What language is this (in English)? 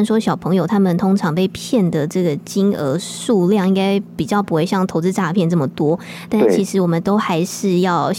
Chinese